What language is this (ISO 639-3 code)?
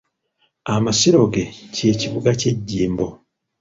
lug